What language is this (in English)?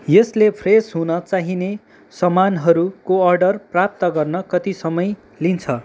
Nepali